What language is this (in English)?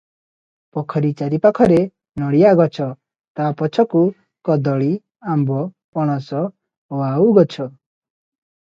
Odia